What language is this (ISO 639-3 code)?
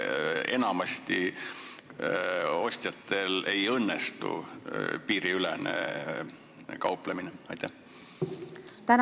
est